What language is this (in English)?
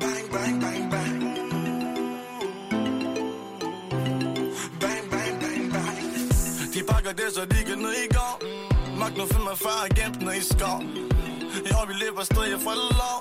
Danish